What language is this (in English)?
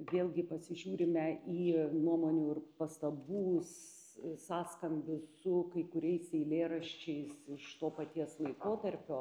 Lithuanian